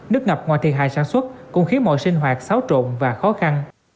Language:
Vietnamese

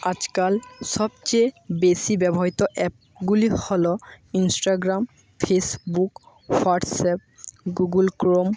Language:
Bangla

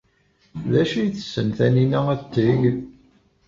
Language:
Kabyle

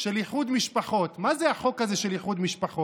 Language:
Hebrew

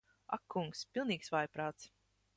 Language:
Latvian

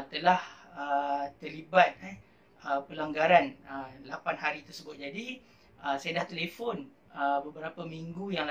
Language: Malay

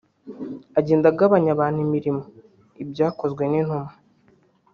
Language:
Kinyarwanda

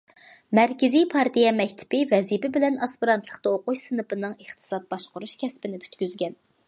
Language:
Uyghur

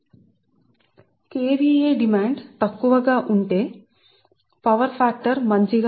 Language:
Telugu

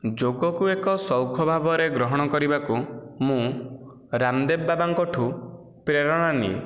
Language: Odia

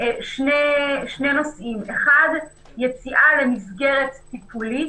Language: Hebrew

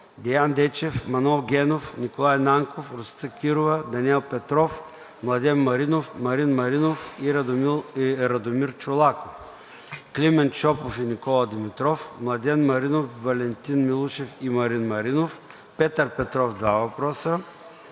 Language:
Bulgarian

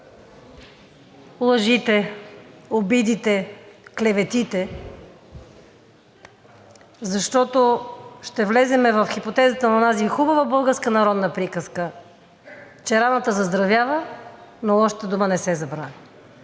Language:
Bulgarian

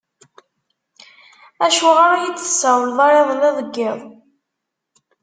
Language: Kabyle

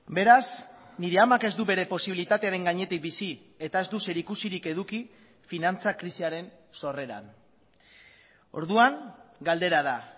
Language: Basque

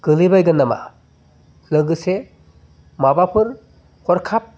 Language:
Bodo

